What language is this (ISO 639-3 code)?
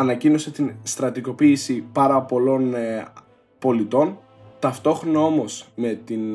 ell